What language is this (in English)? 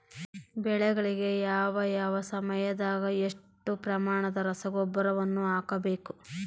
Kannada